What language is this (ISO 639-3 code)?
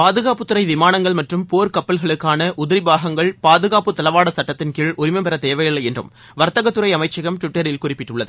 tam